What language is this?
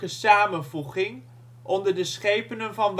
Dutch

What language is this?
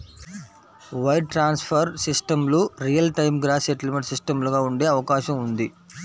Telugu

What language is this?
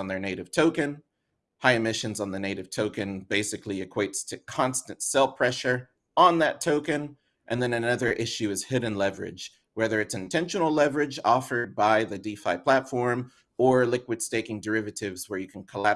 English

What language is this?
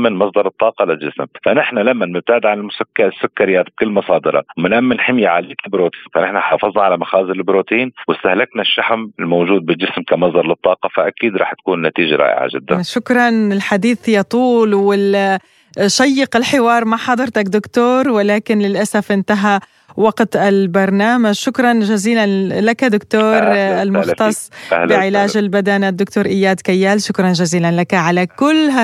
Arabic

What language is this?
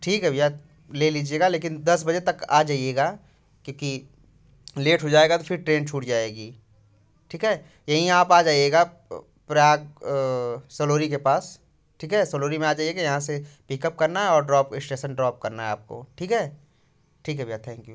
Hindi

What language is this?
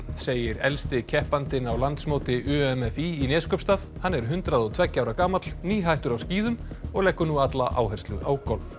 Icelandic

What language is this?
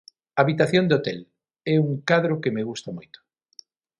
Galician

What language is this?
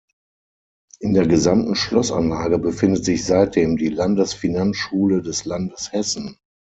German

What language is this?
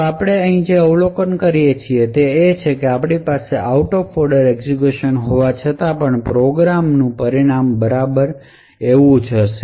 Gujarati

